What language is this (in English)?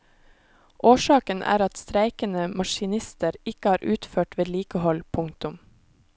Norwegian